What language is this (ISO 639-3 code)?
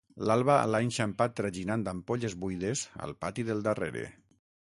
cat